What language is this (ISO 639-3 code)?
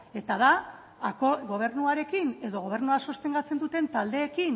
eus